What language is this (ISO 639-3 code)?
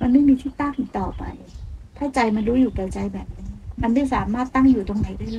tha